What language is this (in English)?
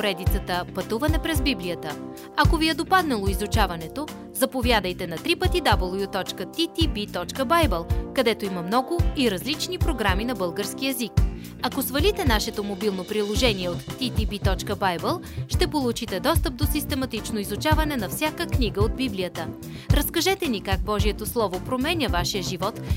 Bulgarian